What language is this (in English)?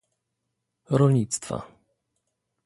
Polish